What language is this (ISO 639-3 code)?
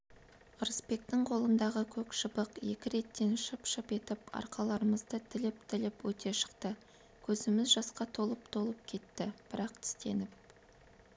kaz